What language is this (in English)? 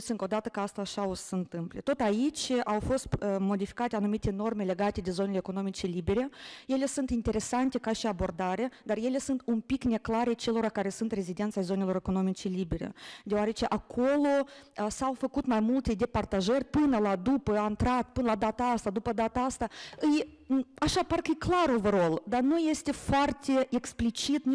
Romanian